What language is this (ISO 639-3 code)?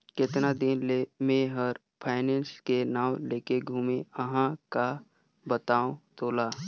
hne